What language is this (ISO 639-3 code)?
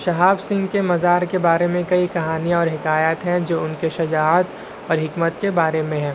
urd